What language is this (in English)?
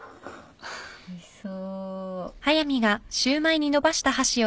Japanese